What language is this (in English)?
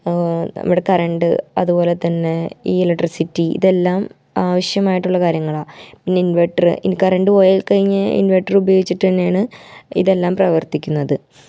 Malayalam